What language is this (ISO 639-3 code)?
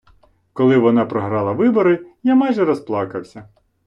ukr